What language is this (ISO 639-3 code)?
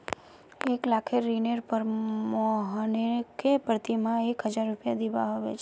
mag